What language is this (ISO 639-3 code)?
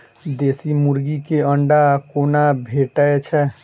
mai